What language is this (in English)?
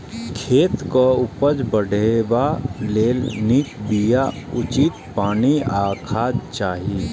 Maithili